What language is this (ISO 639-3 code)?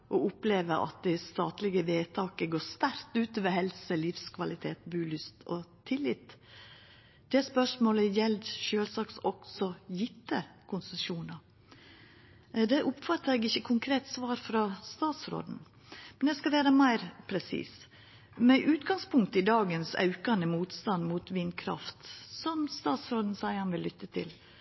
nno